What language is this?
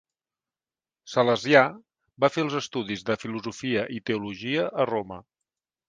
Catalan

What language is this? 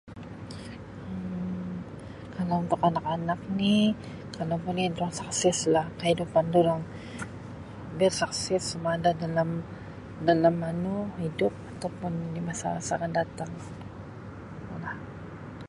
Sabah Malay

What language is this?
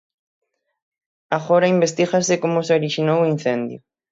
Galician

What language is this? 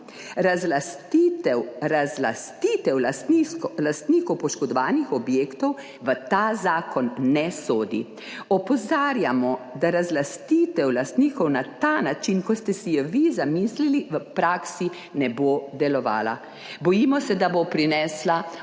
Slovenian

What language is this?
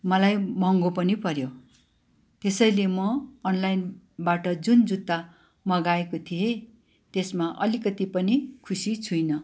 Nepali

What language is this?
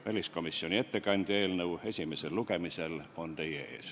Estonian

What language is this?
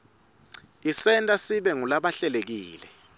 Swati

